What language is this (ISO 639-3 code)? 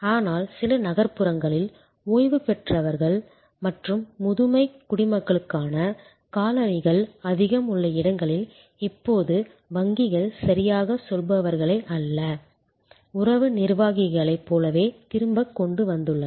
tam